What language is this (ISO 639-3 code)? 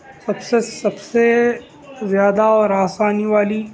urd